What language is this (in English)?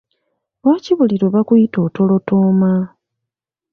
Ganda